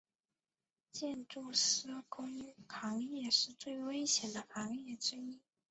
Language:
Chinese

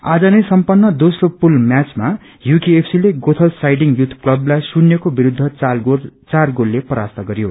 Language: Nepali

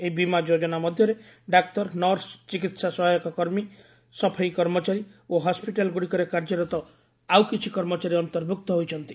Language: Odia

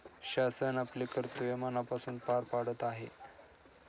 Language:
Marathi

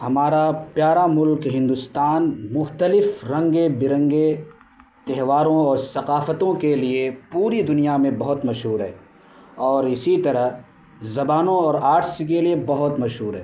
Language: Urdu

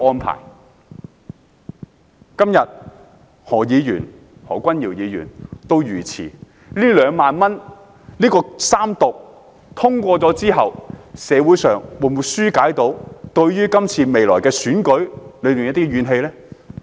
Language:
Cantonese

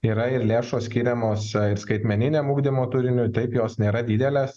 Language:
Lithuanian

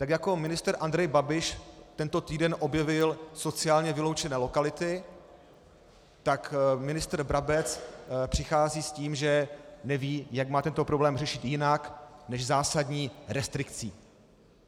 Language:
Czech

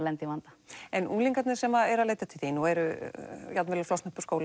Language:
Icelandic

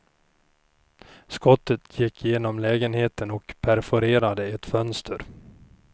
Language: Swedish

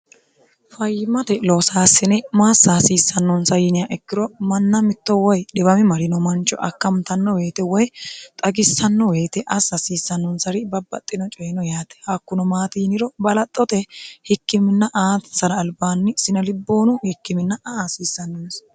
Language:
Sidamo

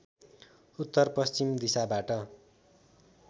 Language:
Nepali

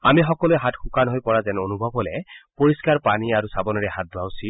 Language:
Assamese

